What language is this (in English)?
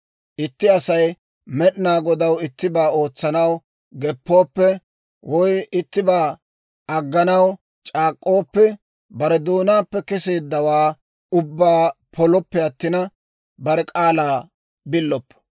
Dawro